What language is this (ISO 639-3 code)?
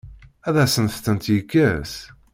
kab